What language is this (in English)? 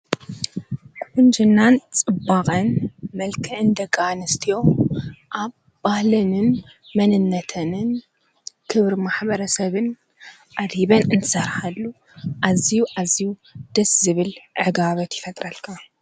Tigrinya